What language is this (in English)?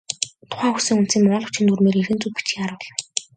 Mongolian